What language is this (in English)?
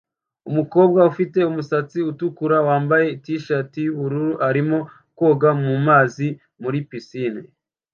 Kinyarwanda